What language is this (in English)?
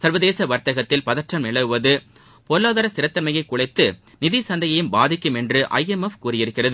Tamil